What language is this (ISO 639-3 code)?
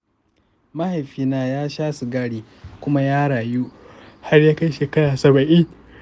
hau